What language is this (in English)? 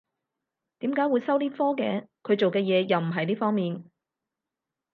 Cantonese